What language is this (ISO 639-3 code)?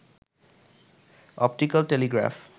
ben